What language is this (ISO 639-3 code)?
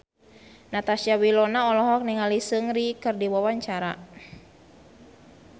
sun